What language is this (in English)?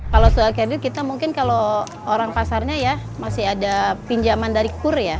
Indonesian